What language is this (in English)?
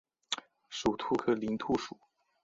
Chinese